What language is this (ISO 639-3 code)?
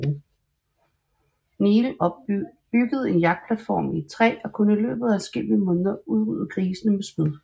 dan